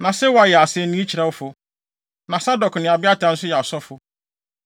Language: Akan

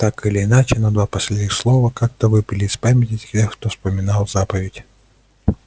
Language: Russian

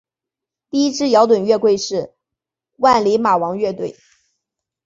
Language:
Chinese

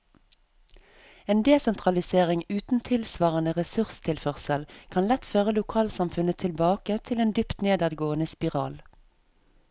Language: Norwegian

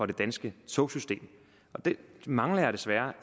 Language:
Danish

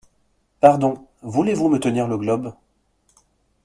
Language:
French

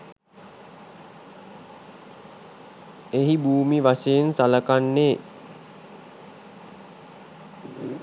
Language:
Sinhala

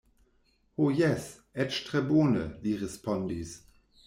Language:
Esperanto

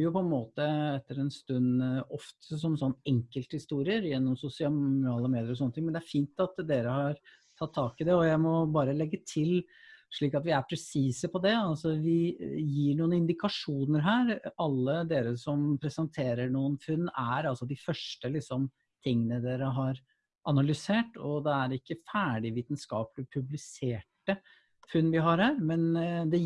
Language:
Norwegian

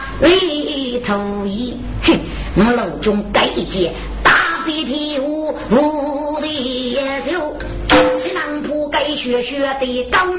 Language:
Chinese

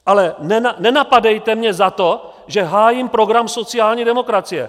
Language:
Czech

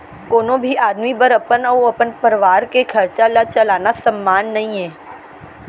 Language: Chhattisgarhi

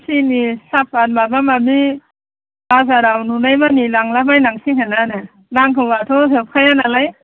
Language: Bodo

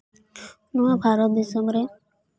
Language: Santali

